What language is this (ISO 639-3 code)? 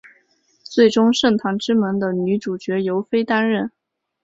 zho